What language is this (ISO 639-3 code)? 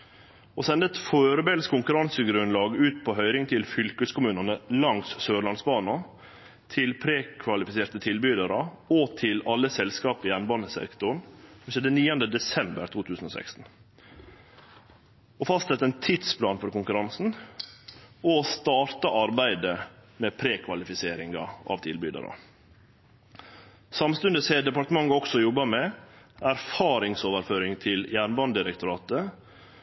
nno